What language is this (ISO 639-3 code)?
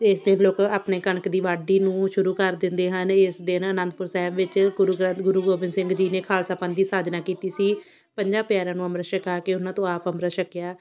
pan